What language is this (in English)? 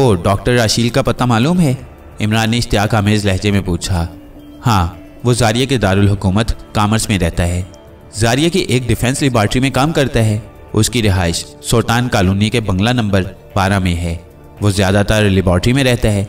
Hindi